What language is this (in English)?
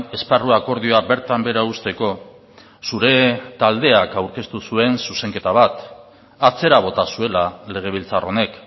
Basque